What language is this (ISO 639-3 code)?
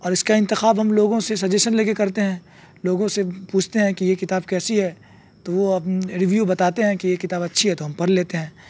urd